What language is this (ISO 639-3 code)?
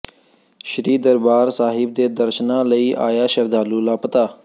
pan